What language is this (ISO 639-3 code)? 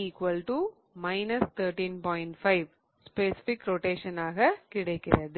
tam